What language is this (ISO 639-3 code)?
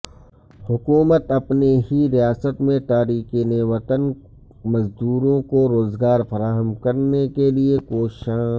urd